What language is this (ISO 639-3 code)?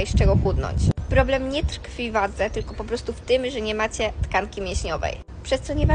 pol